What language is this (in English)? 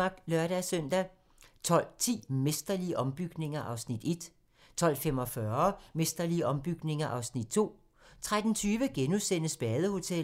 Danish